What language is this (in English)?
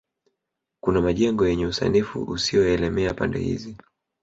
Swahili